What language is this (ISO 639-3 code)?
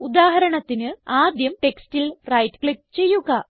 mal